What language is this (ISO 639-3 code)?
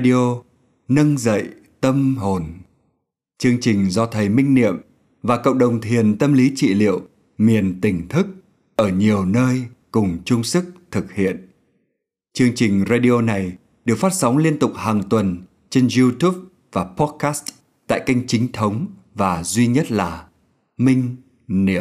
vie